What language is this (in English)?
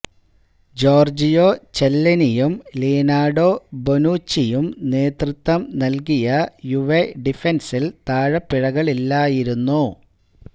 Malayalam